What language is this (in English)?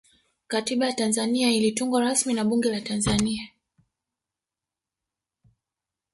Swahili